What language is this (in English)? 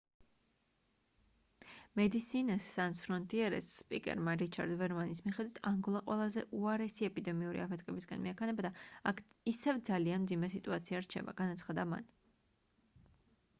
Georgian